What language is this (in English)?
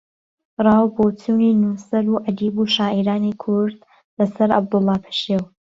Central Kurdish